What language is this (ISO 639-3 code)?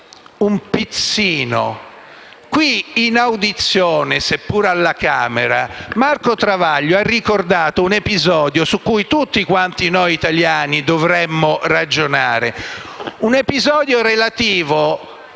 ita